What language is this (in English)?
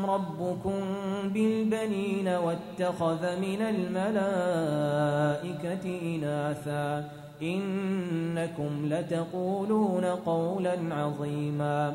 Arabic